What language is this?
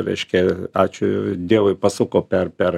Lithuanian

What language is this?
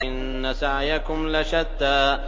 Arabic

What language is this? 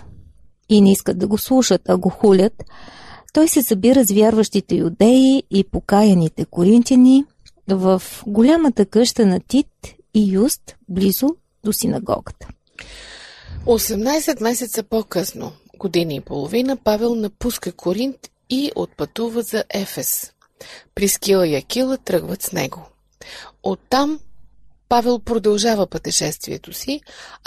Bulgarian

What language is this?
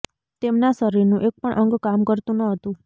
Gujarati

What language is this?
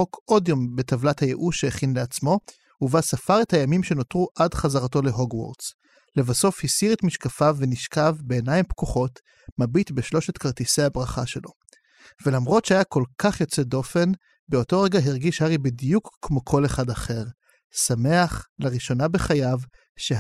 Hebrew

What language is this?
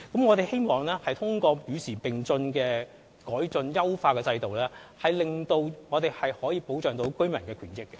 Cantonese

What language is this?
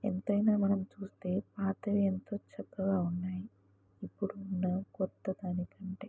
Telugu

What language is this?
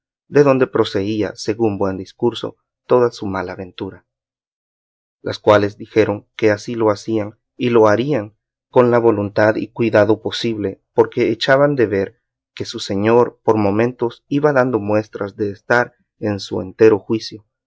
Spanish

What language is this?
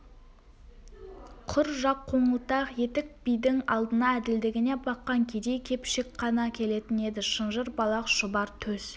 Kazakh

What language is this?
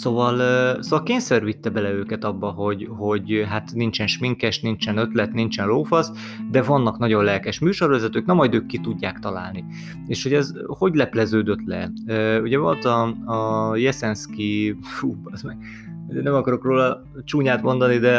Hungarian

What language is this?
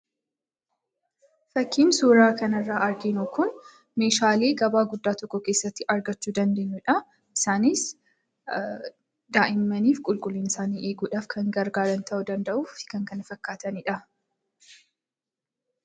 Oromo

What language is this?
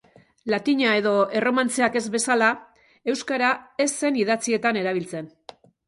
Basque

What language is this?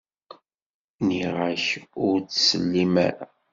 Kabyle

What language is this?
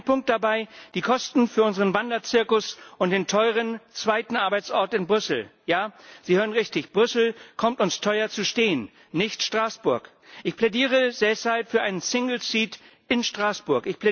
German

